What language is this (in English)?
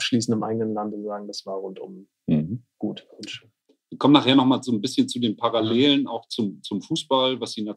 German